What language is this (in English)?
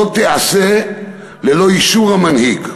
Hebrew